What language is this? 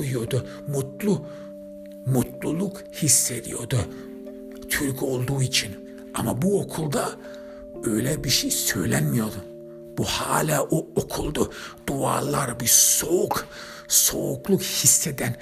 Turkish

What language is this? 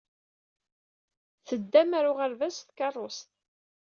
Kabyle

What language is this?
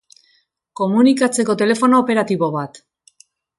Basque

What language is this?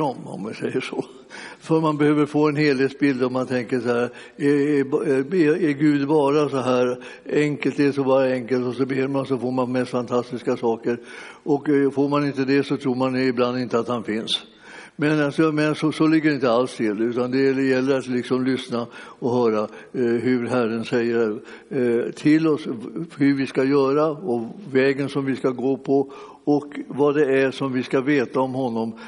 Swedish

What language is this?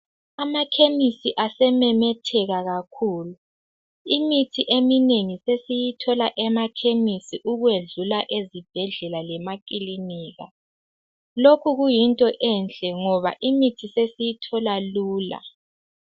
North Ndebele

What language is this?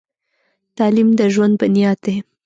Pashto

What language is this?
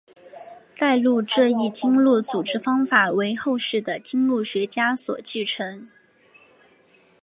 Chinese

